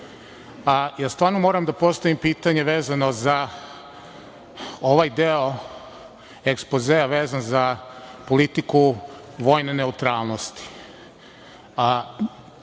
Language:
Serbian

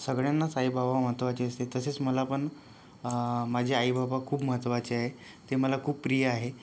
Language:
Marathi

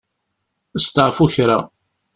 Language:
Kabyle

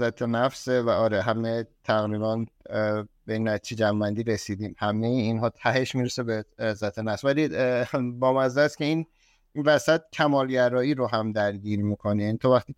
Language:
Persian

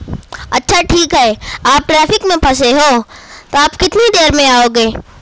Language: Urdu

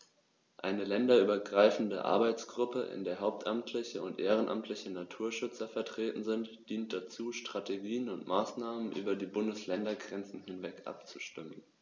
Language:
German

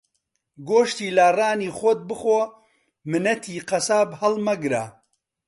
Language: Central Kurdish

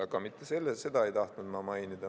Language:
Estonian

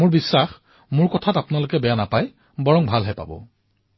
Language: Assamese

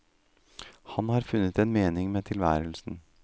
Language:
Norwegian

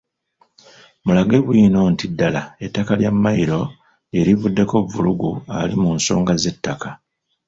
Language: Ganda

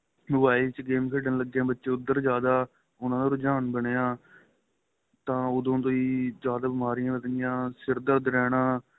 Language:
Punjabi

